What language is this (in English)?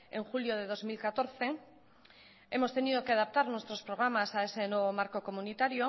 Spanish